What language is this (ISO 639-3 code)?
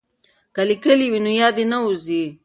pus